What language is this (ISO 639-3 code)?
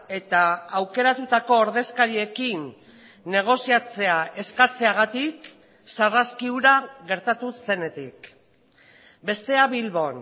eus